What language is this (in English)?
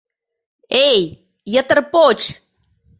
Mari